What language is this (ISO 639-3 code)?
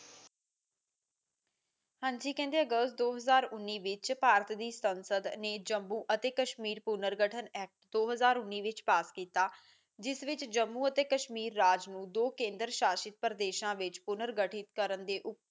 pan